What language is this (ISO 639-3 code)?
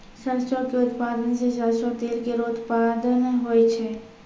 mai